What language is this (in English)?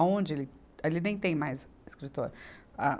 Portuguese